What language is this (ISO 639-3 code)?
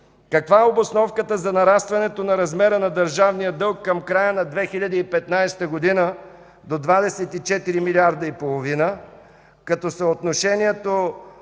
bul